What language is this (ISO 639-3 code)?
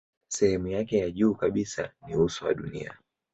swa